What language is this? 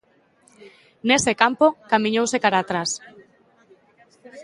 Galician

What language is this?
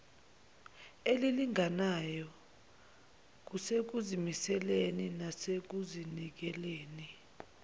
Zulu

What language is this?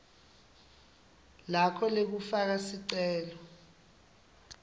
Swati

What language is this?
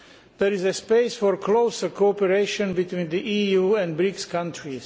English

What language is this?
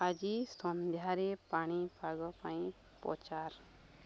Odia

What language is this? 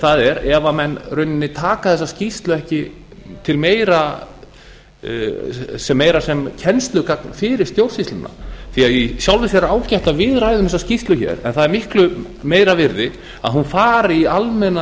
Icelandic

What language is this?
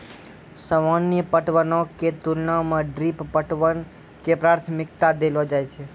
Maithili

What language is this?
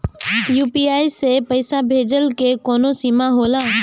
Bhojpuri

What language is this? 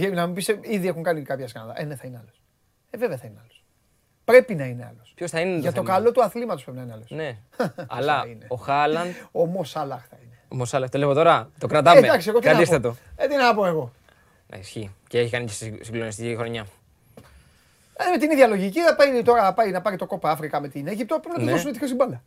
Greek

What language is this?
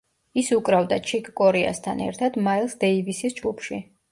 Georgian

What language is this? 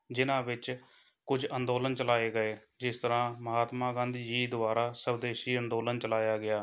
Punjabi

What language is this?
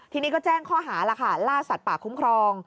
Thai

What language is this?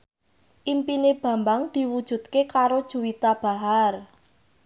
Javanese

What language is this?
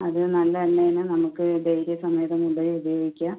Malayalam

